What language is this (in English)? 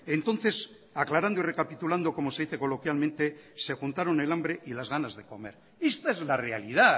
Spanish